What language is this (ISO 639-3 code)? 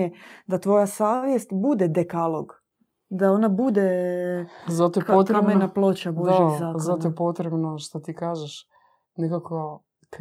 hrv